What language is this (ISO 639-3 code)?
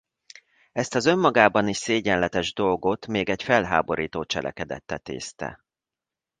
hun